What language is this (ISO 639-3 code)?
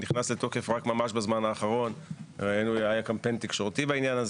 heb